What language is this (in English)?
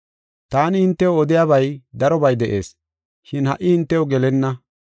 Gofa